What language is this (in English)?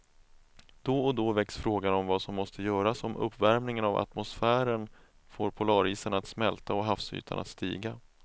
Swedish